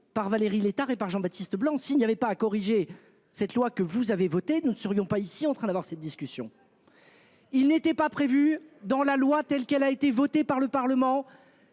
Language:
French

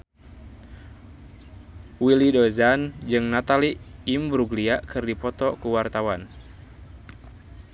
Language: Sundanese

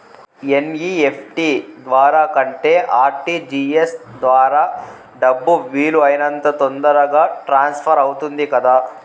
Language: Telugu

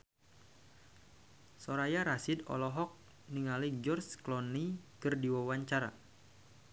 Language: Sundanese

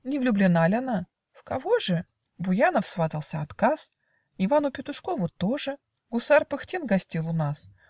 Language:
Russian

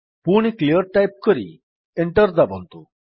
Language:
Odia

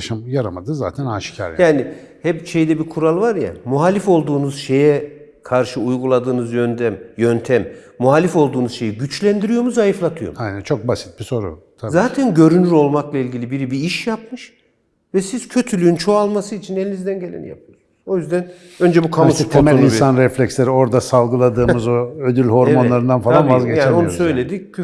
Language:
Turkish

